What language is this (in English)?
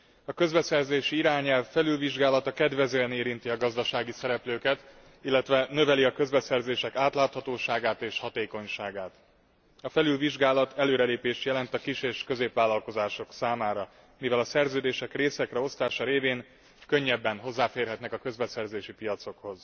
Hungarian